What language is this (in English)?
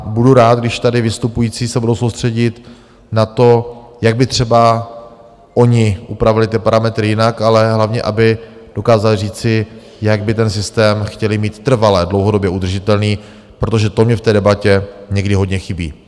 Czech